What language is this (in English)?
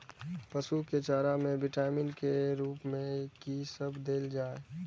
Maithili